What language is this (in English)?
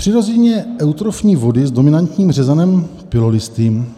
Czech